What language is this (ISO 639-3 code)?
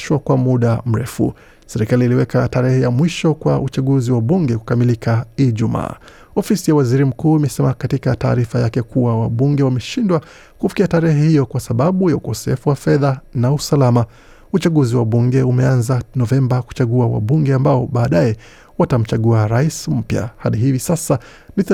swa